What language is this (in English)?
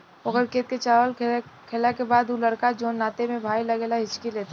Bhojpuri